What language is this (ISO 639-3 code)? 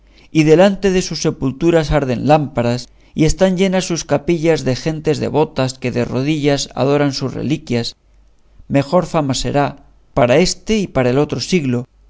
spa